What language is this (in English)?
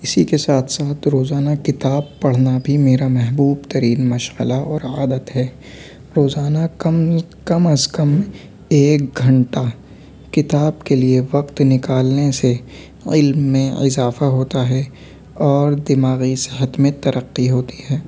Urdu